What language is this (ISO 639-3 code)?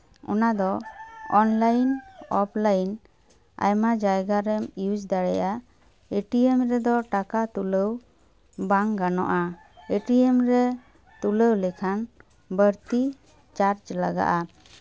sat